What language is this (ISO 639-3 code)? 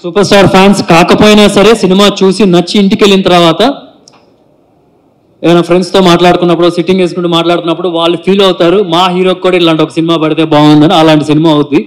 tel